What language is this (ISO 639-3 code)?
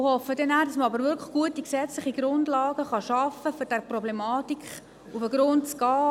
gsw